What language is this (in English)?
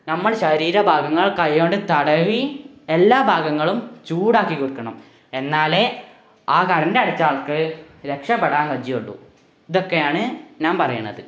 Malayalam